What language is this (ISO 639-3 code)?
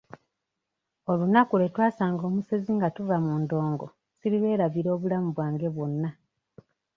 lug